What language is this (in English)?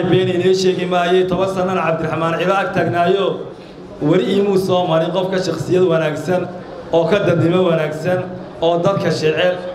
Arabic